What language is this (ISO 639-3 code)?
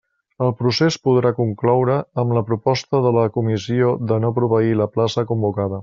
cat